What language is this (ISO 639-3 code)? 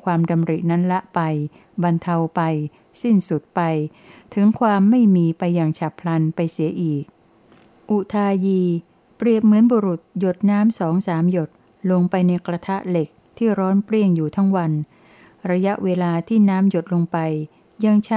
tha